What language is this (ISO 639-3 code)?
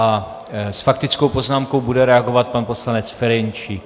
ces